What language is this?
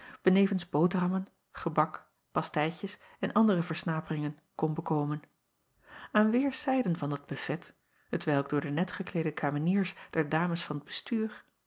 Dutch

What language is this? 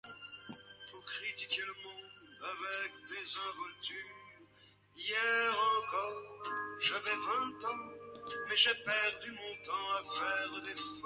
French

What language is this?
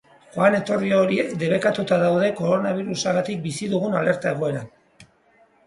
Basque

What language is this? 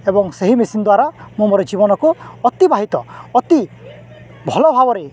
Odia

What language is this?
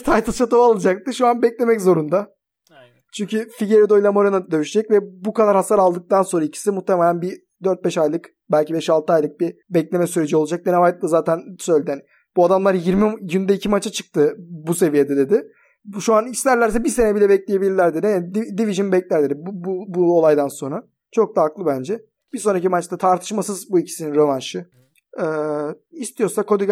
Turkish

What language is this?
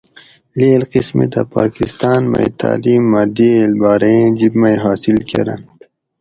Gawri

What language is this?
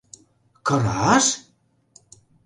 Mari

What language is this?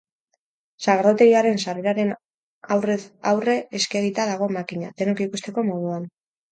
Basque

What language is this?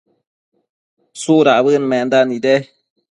Matsés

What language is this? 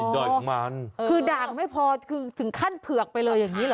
Thai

